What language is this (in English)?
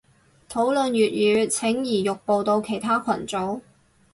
Cantonese